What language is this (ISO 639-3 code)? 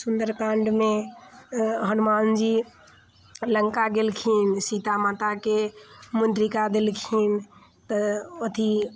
mai